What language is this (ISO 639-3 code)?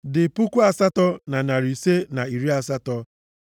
ibo